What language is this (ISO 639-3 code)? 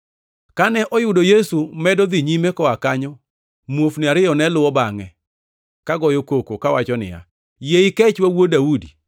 luo